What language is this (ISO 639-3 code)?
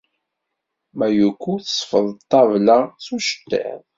kab